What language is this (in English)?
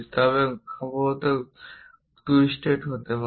Bangla